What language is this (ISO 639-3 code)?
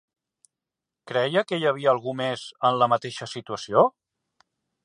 cat